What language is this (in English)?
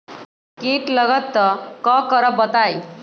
Magahi